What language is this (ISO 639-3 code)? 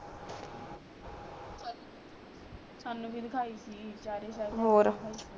pan